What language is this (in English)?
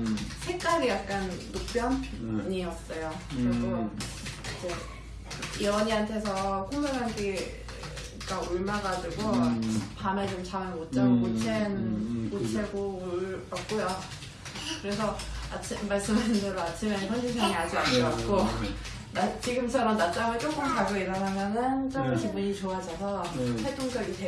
Korean